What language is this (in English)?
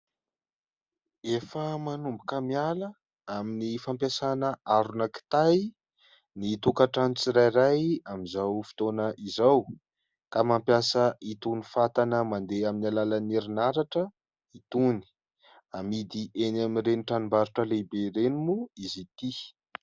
Malagasy